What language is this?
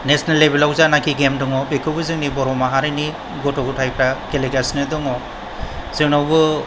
Bodo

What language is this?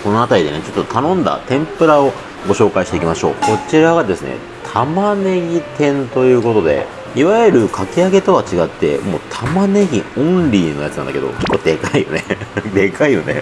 Japanese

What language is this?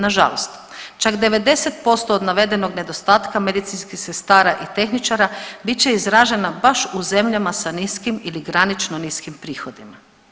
Croatian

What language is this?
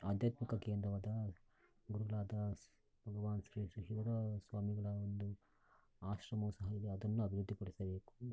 Kannada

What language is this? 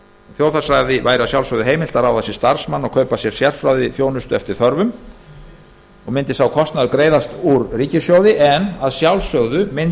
Icelandic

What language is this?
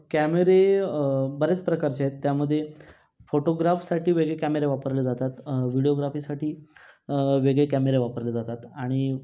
Marathi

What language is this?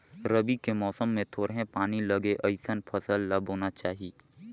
Chhattisgarhi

